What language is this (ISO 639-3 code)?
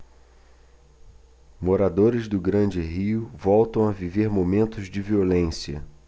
por